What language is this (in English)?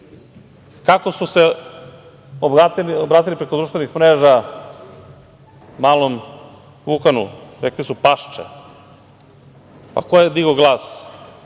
Serbian